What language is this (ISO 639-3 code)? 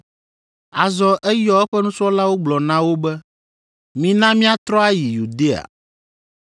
ewe